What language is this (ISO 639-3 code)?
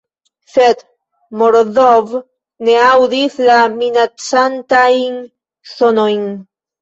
epo